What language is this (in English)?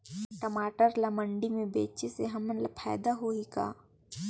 Chhattisgarhi